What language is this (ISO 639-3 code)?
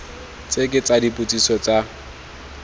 tsn